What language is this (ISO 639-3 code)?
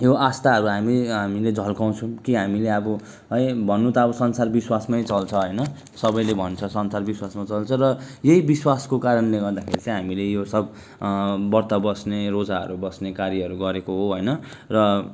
nep